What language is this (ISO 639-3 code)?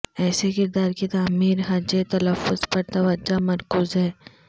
urd